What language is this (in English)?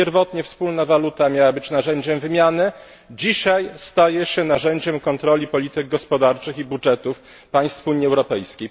Polish